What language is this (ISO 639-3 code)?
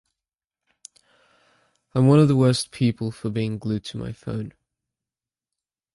eng